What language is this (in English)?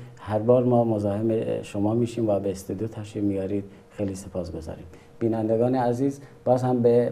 Persian